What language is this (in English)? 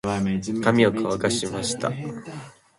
Japanese